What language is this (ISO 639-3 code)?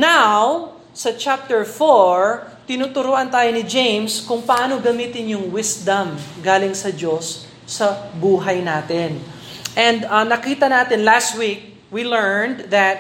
fil